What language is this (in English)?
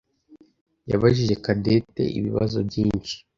Kinyarwanda